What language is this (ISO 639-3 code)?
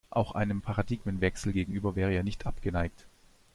deu